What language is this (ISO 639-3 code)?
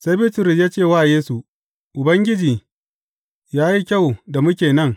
hau